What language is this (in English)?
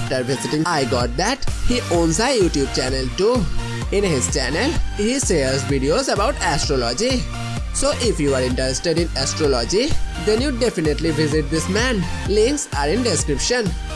English